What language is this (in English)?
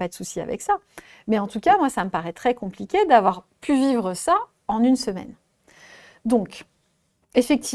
French